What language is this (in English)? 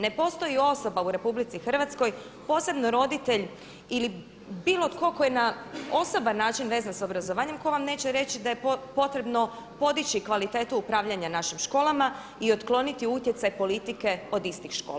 Croatian